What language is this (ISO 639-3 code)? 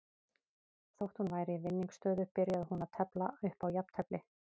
isl